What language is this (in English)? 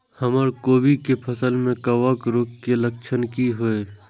Maithili